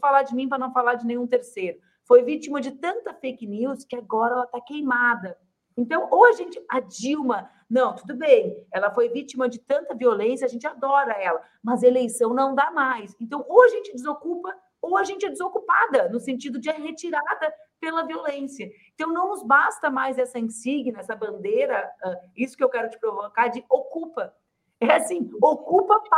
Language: Portuguese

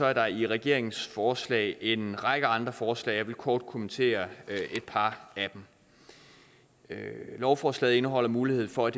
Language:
Danish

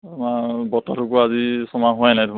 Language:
Assamese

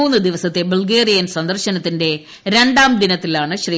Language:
Malayalam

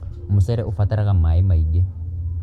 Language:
Kikuyu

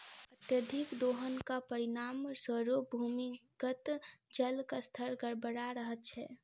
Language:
Maithili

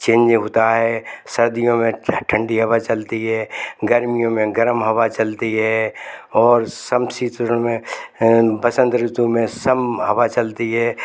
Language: Hindi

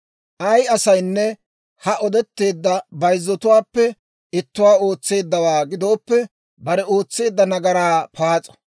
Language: Dawro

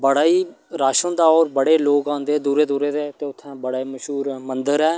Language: Dogri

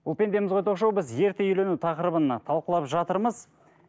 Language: Kazakh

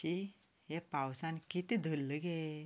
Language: Konkani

